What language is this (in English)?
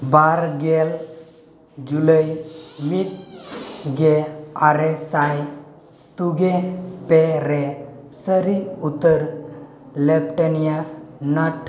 Santali